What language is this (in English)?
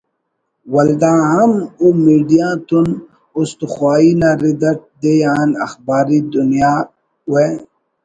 Brahui